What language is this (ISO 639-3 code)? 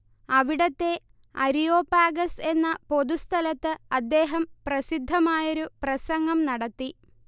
mal